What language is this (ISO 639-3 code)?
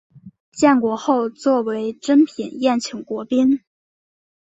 zho